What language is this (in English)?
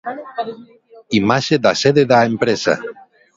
Galician